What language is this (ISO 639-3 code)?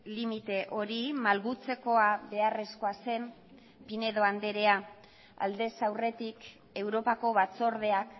eus